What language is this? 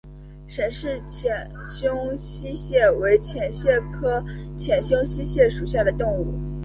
Chinese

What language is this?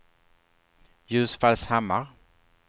Swedish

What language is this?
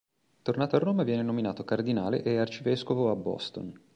Italian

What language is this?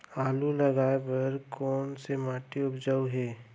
Chhattisgarhi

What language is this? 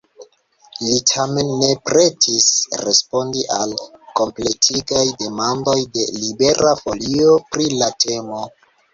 Esperanto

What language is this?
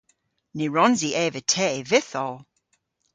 Cornish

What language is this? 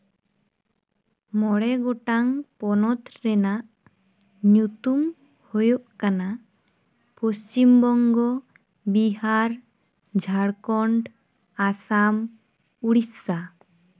Santali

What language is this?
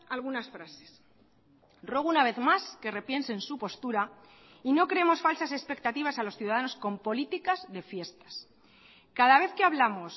Spanish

